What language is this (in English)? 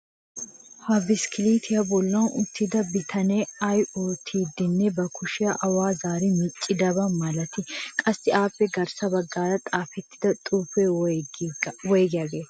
Wolaytta